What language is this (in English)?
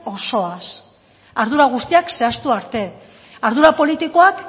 Basque